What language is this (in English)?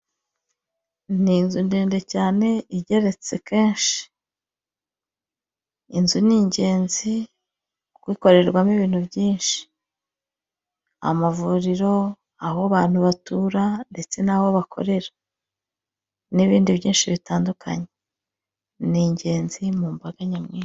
Kinyarwanda